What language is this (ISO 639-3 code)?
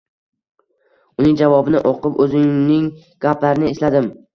uzb